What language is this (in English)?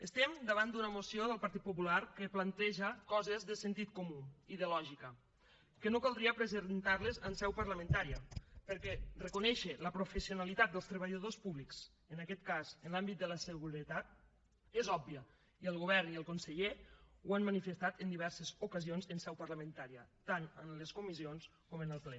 Catalan